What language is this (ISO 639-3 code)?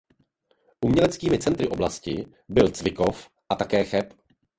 ces